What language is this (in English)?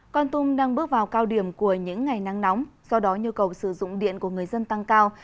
Vietnamese